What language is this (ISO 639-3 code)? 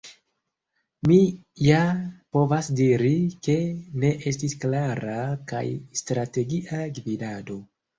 epo